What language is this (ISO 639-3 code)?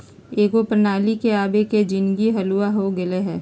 mag